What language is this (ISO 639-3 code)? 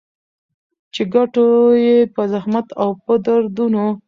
pus